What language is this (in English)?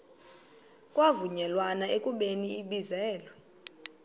Xhosa